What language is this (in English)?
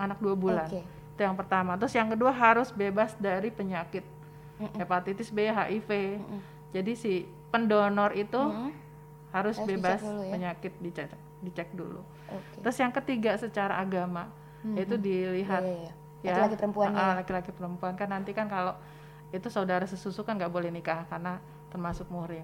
Indonesian